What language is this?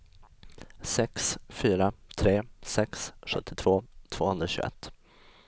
Swedish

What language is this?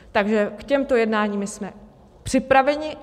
Czech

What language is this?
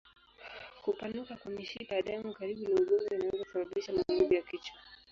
Swahili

